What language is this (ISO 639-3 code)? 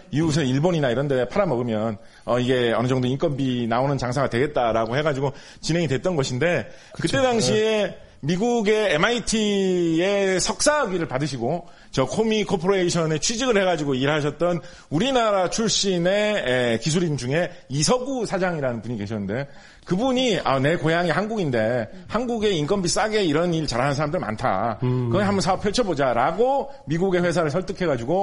kor